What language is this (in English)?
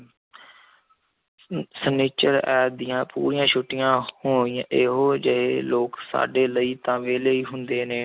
Punjabi